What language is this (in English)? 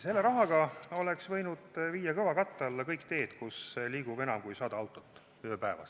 Estonian